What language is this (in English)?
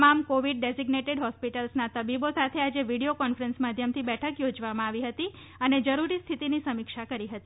Gujarati